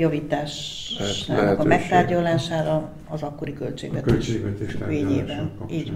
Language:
Hungarian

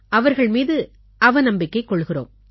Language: Tamil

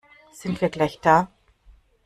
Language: German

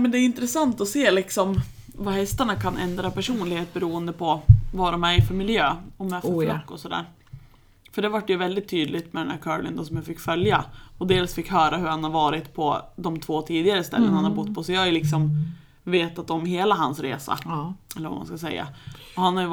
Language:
Swedish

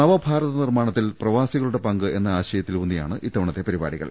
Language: Malayalam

